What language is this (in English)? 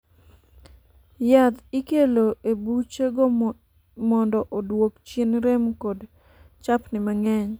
Luo (Kenya and Tanzania)